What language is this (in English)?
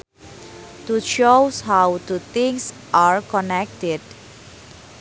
Sundanese